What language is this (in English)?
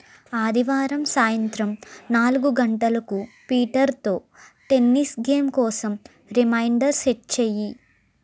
Telugu